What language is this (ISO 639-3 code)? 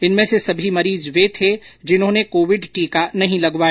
hin